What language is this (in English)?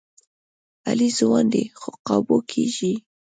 Pashto